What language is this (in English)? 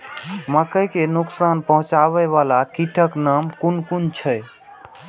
Maithili